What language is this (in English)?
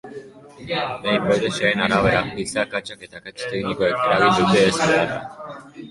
Basque